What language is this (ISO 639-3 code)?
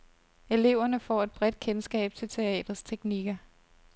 dan